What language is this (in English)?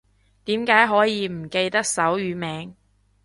Cantonese